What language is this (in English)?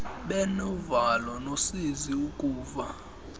Xhosa